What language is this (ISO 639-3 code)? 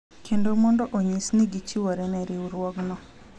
luo